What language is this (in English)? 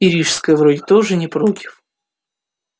Russian